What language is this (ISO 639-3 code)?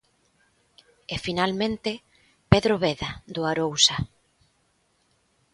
glg